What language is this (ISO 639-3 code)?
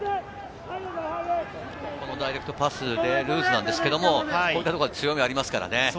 jpn